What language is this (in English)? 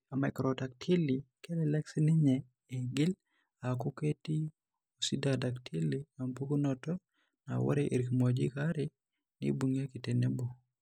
Masai